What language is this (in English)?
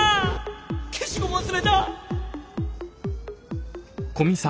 Japanese